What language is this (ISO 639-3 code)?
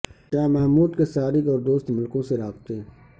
urd